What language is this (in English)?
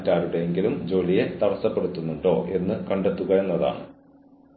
Malayalam